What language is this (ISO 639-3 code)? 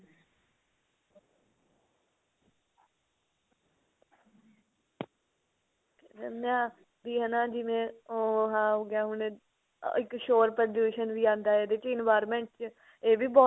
pan